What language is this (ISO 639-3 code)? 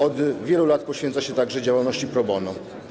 pol